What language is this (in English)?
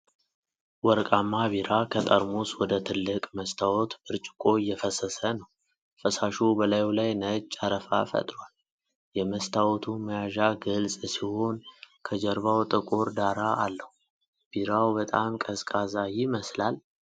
Amharic